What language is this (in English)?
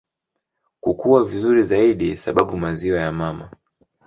Swahili